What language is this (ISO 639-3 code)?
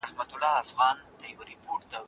pus